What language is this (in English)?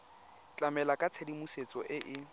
Tswana